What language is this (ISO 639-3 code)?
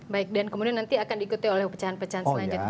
ind